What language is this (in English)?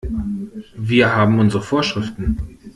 German